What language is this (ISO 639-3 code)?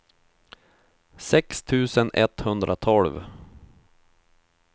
swe